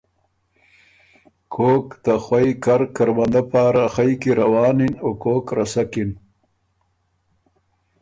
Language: Ormuri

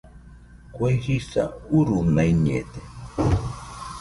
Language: Nüpode Huitoto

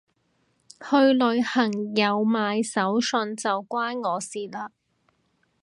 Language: Cantonese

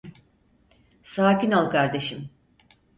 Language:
Turkish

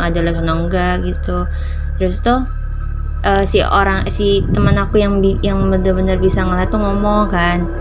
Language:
Indonesian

